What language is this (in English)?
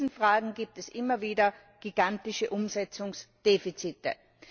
German